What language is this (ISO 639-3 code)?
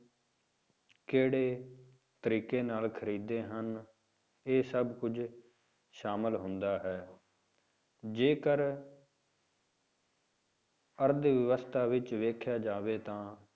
pan